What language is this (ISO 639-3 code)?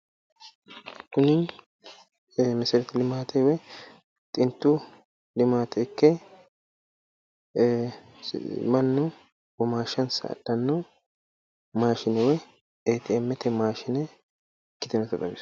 sid